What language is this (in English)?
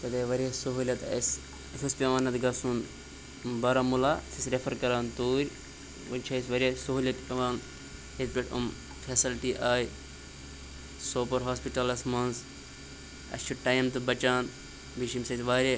Kashmiri